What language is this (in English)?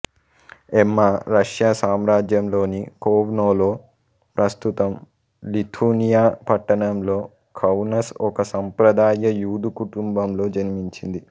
Telugu